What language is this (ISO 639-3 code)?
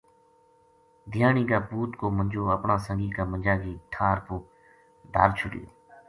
gju